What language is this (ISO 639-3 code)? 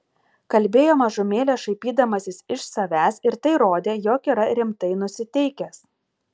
lit